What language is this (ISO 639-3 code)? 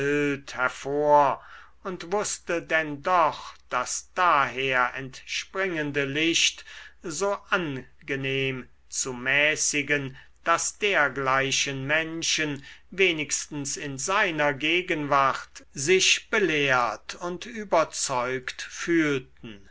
deu